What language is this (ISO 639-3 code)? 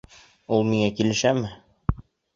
bak